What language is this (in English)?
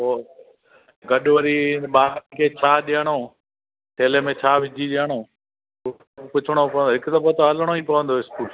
Sindhi